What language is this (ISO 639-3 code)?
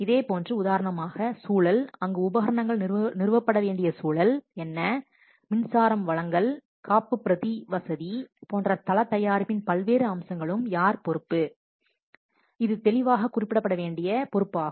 tam